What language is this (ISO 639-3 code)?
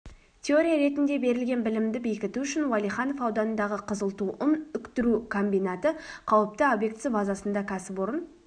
kaz